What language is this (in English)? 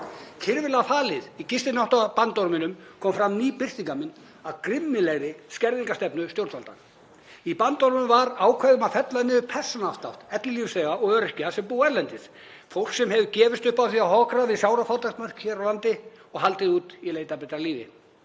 Icelandic